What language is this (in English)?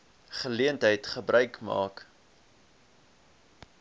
Afrikaans